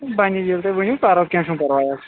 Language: Kashmiri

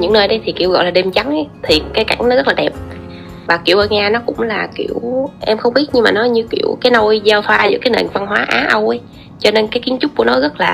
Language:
Vietnamese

